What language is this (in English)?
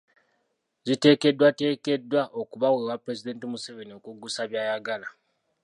Ganda